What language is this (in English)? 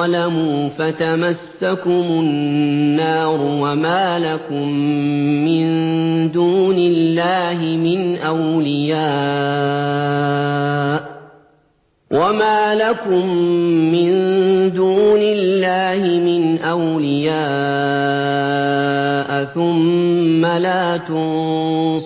Arabic